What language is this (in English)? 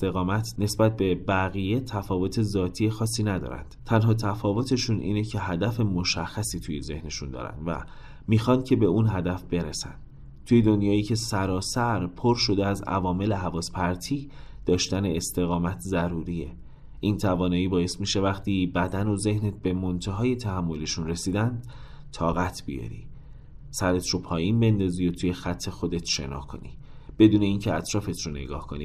Persian